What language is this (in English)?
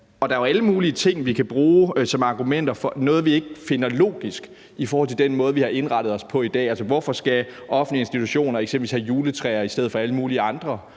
Danish